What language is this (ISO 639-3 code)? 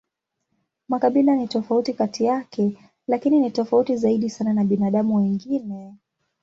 swa